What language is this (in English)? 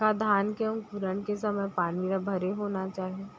Chhattisgarhi